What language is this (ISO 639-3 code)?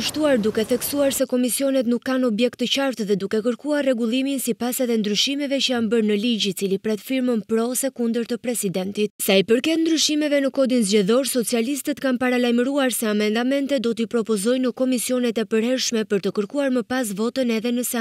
ron